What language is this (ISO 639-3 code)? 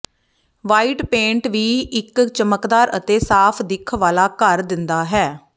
pan